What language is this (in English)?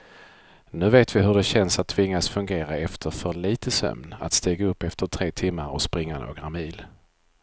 Swedish